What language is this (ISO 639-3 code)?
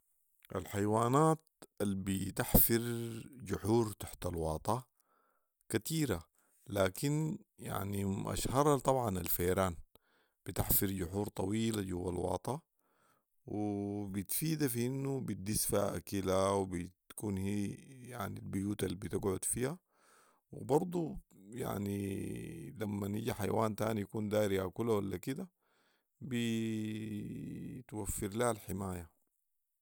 apd